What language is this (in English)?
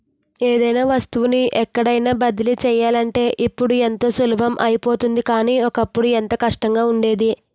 Telugu